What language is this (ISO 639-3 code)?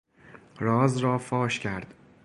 fas